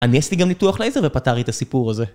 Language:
Hebrew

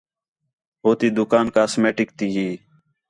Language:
Khetrani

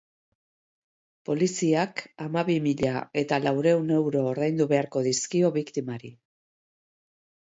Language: Basque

